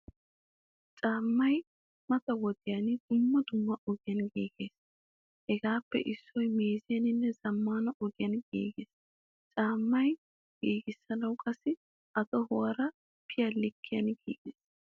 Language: Wolaytta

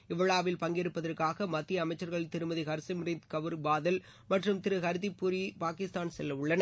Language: Tamil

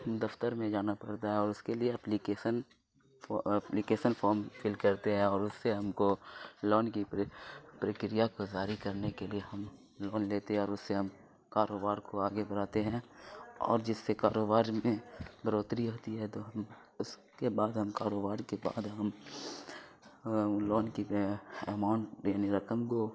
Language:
Urdu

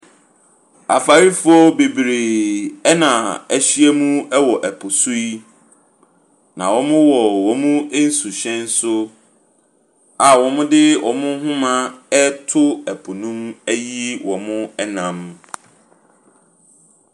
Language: Akan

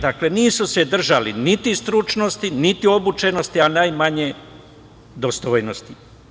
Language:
Serbian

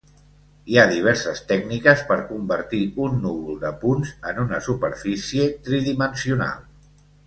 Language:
Catalan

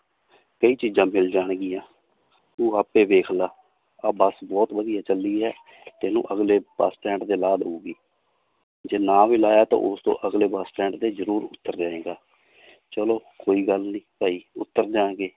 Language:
Punjabi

